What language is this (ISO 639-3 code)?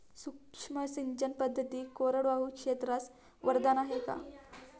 mar